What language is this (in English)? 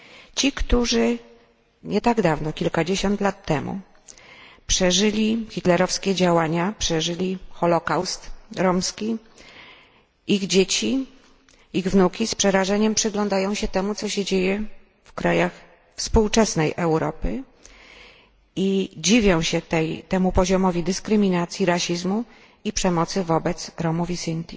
Polish